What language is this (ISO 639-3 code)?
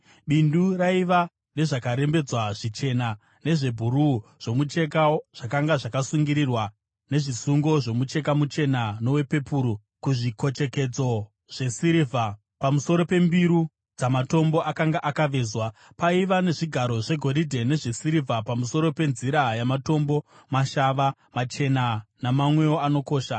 sna